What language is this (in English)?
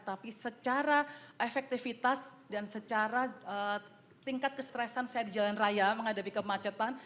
Indonesian